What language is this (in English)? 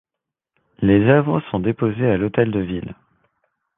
French